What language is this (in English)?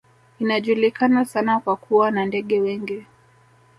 Swahili